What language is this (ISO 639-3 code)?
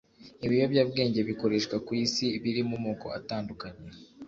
kin